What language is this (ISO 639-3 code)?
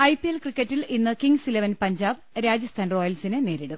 mal